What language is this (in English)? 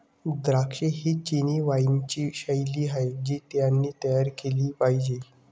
Marathi